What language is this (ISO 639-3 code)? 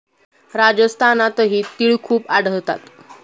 mar